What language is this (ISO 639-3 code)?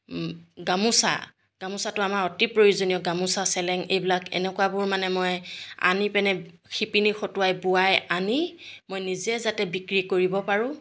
asm